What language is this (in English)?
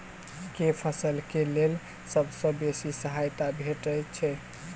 Maithili